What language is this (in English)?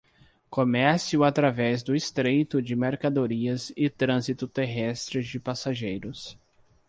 Portuguese